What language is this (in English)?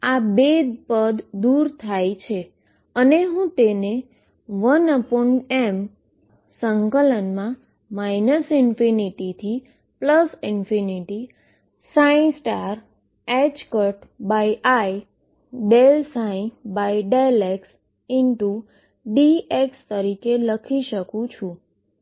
Gujarati